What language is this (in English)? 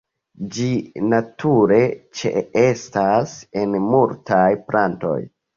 Esperanto